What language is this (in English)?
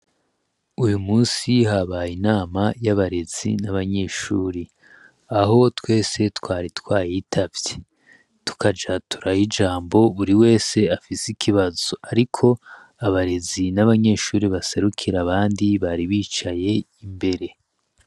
Rundi